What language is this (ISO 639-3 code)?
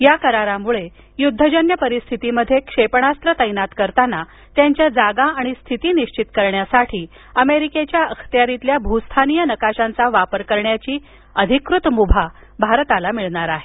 mar